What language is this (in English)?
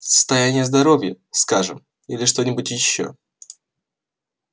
Russian